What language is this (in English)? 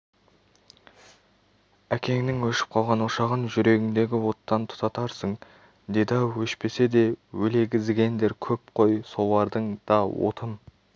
Kazakh